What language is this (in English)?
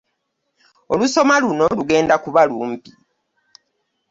Ganda